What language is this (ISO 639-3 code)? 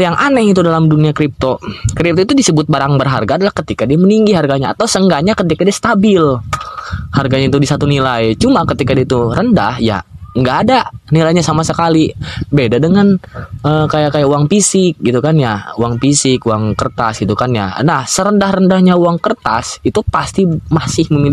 ind